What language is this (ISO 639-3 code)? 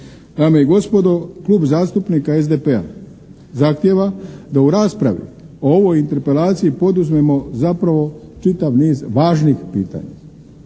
hrv